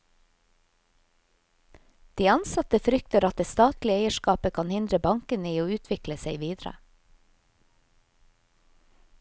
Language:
Norwegian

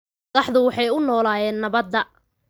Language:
Somali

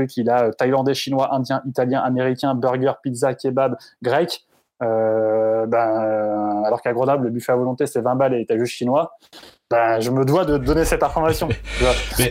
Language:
French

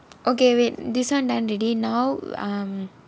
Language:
English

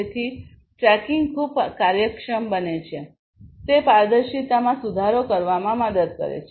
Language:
Gujarati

